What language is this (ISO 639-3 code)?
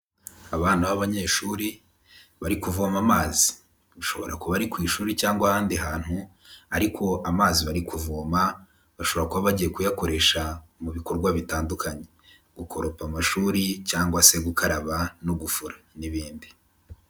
kin